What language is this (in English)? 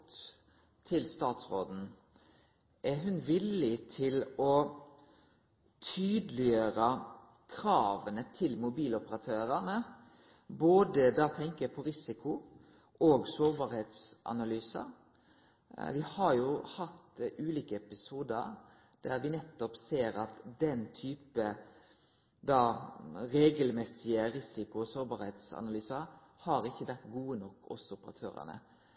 Norwegian Nynorsk